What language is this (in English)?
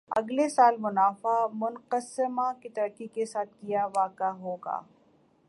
Urdu